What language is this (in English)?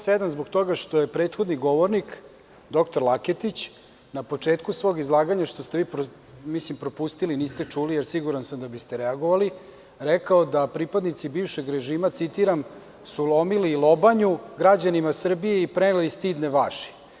Serbian